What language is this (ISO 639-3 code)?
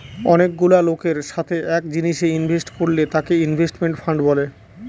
ben